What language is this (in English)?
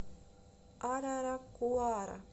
Russian